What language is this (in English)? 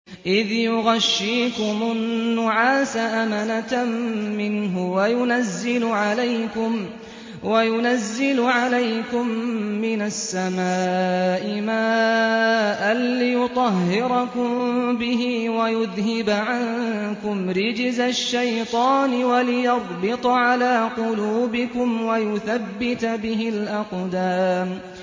Arabic